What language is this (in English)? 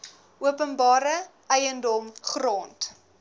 Afrikaans